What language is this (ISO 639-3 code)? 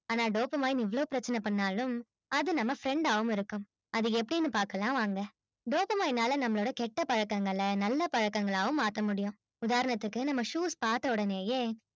tam